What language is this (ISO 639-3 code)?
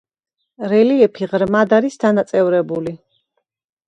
kat